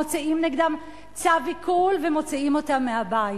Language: Hebrew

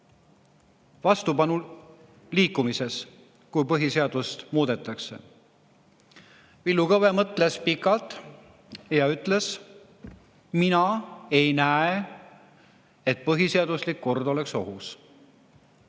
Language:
Estonian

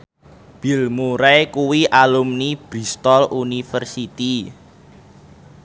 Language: Javanese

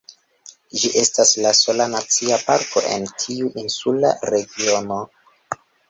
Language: Esperanto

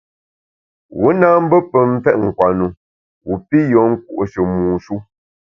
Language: Bamun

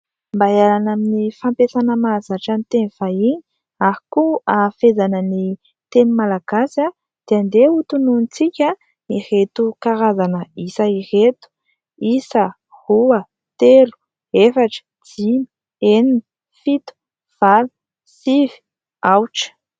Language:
Malagasy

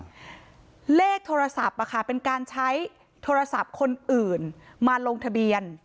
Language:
Thai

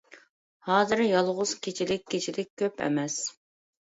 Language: Uyghur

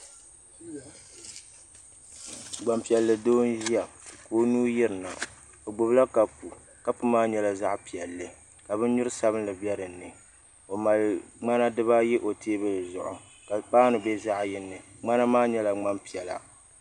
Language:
Dagbani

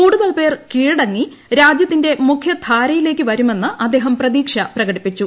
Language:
Malayalam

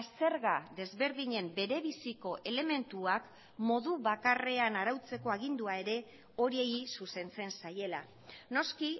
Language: Basque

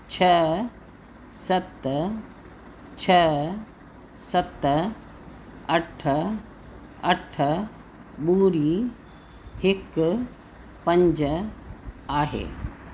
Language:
Sindhi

